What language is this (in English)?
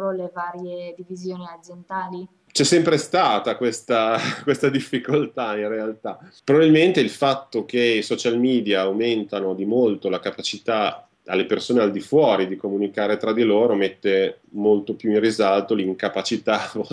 Italian